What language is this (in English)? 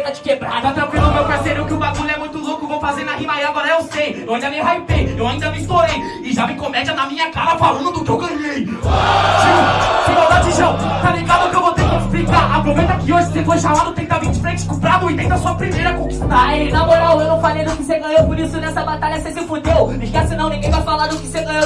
Portuguese